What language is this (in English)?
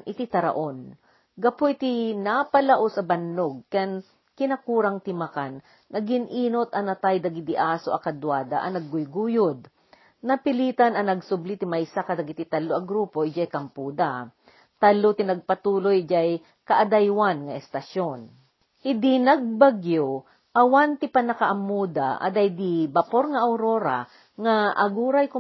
Filipino